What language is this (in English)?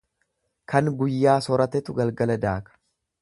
Oromo